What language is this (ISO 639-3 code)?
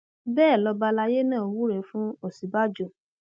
yor